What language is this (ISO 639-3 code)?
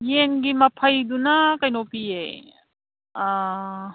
mni